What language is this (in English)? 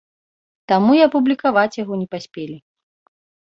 Belarusian